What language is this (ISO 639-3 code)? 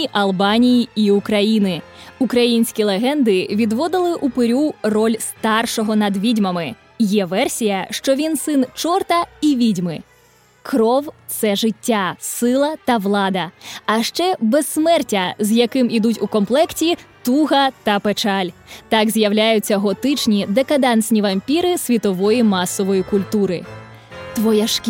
ukr